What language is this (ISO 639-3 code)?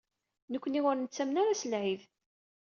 kab